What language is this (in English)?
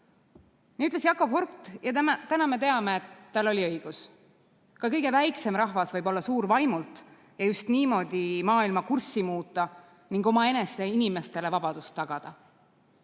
Estonian